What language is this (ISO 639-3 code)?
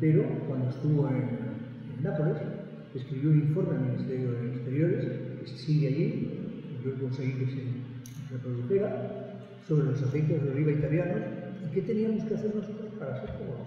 spa